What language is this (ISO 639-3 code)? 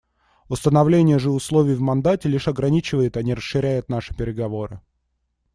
rus